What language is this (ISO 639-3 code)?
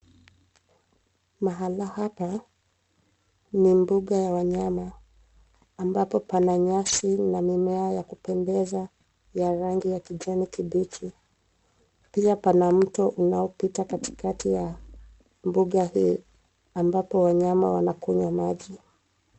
swa